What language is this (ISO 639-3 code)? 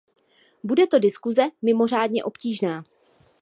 ces